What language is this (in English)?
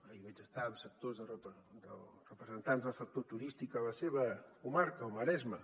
Catalan